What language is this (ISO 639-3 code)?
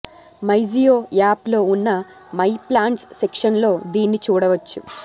tel